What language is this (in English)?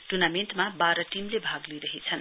Nepali